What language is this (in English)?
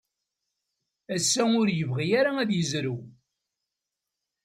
Kabyle